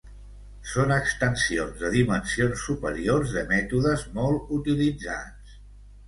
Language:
Catalan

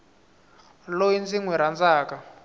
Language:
Tsonga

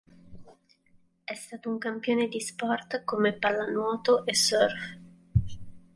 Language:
Italian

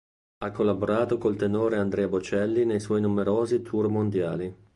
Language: Italian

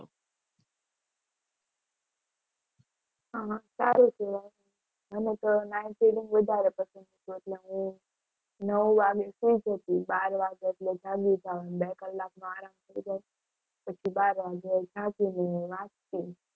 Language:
Gujarati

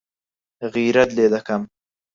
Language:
Central Kurdish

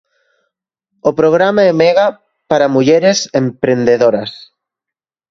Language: Galician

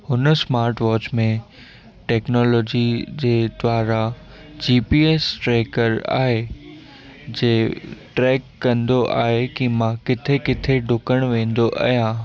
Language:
Sindhi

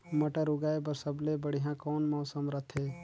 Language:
Chhattisgarhi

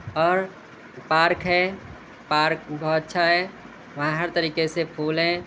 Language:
Urdu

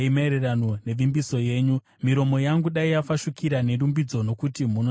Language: Shona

